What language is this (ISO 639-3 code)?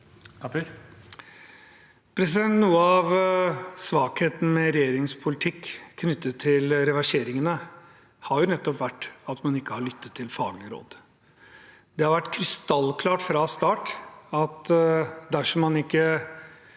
nor